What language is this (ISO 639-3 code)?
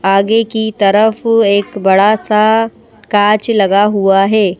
hin